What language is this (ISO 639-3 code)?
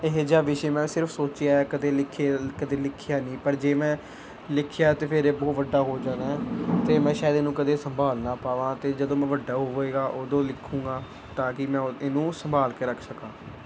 pan